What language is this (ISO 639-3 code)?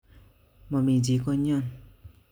kln